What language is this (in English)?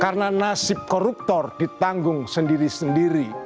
Indonesian